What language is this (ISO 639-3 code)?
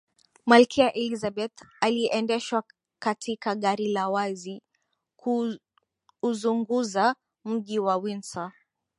swa